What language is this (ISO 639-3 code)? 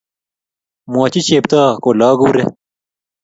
kln